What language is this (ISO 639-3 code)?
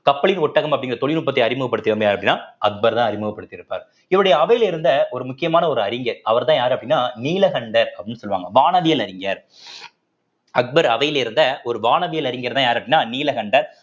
tam